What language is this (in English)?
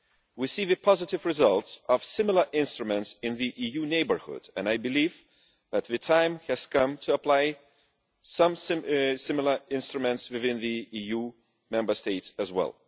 English